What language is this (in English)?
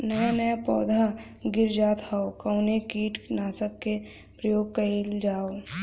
Bhojpuri